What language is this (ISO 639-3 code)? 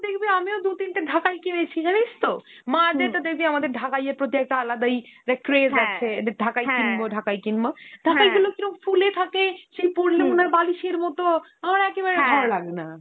ben